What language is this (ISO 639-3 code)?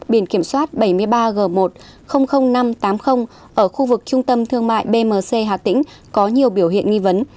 vie